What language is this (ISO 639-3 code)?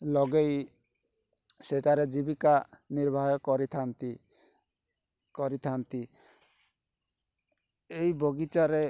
ori